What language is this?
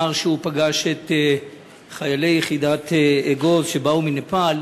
Hebrew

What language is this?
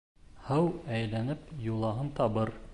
Bashkir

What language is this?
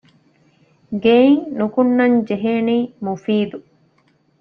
Divehi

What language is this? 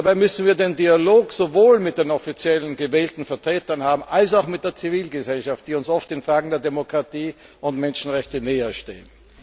German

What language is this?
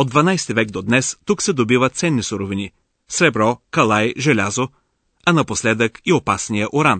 Bulgarian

